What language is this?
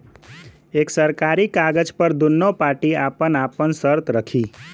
Bhojpuri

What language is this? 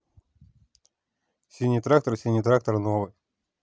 Russian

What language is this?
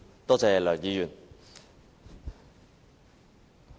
Cantonese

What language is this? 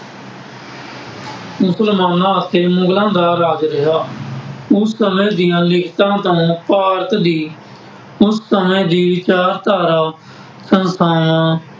Punjabi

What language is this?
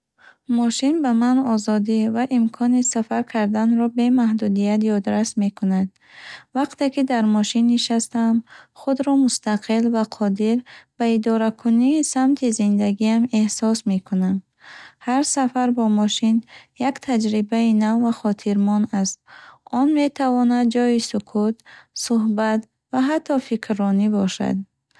Bukharic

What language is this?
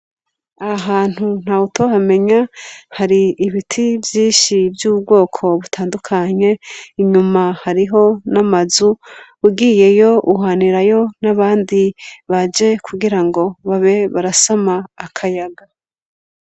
Rundi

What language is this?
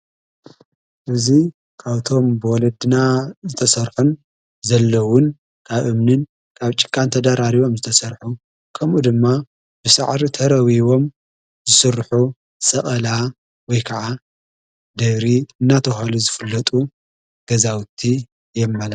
Tigrinya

